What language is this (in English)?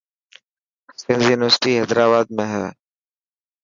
Dhatki